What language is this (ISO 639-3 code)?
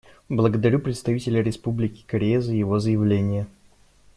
rus